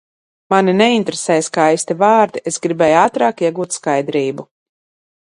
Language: Latvian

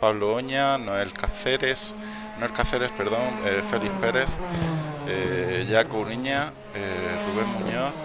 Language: Spanish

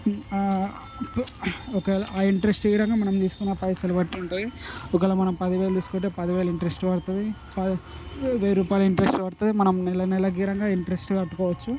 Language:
Telugu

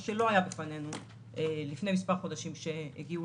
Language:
Hebrew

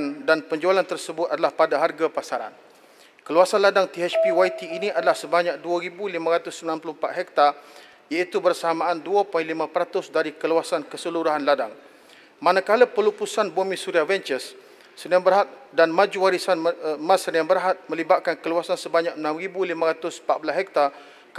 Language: Malay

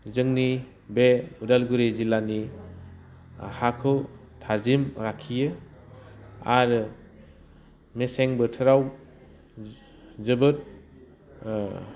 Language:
Bodo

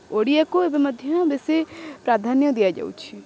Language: Odia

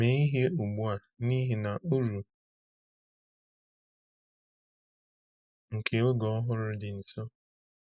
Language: Igbo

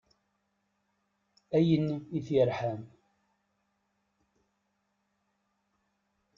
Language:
Kabyle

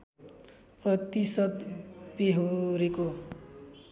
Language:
Nepali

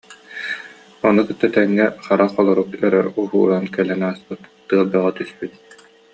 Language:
Yakut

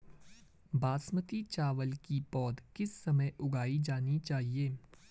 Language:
Hindi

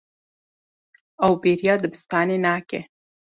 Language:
Kurdish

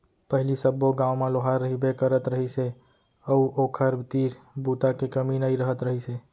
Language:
Chhattisgarhi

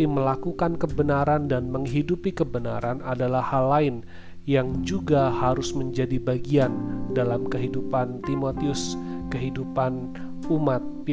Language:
Indonesian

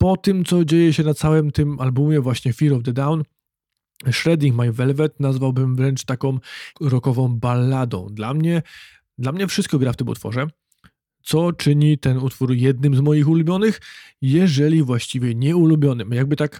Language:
Polish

